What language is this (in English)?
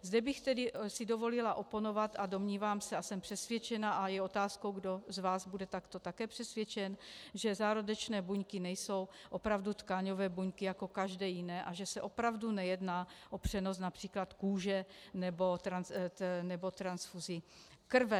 Czech